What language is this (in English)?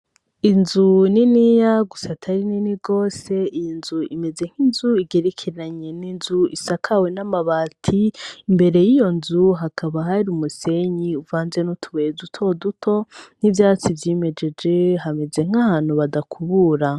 Rundi